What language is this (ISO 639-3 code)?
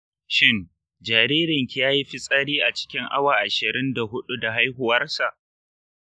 hau